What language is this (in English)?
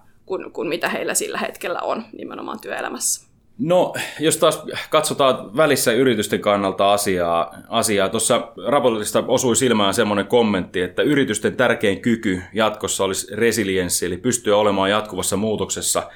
Finnish